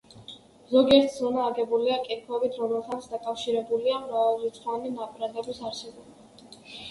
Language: Georgian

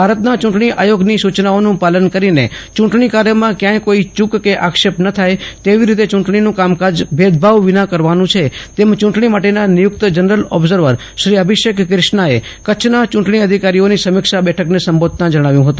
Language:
Gujarati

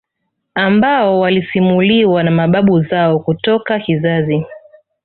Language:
Swahili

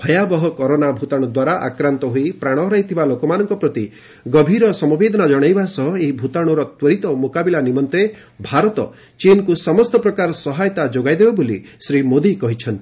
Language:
Odia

